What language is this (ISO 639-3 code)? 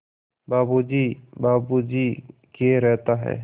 hin